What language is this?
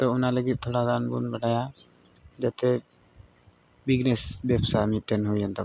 Santali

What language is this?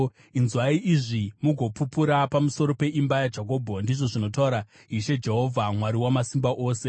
Shona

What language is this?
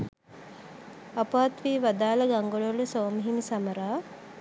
Sinhala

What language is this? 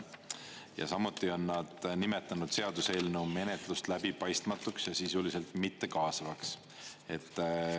Estonian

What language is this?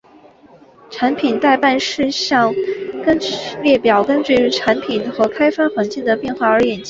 Chinese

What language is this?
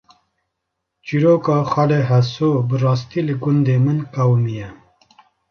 Kurdish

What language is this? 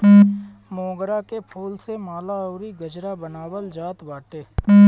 Bhojpuri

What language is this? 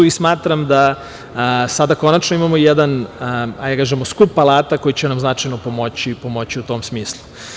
Serbian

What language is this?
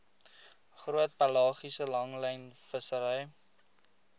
Afrikaans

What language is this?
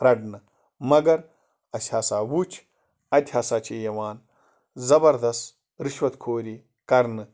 Kashmiri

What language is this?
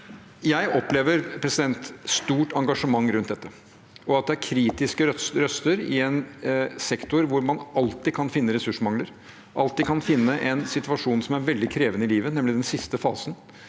Norwegian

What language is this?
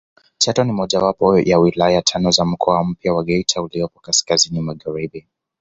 Swahili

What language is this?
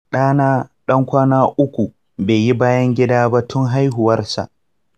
Hausa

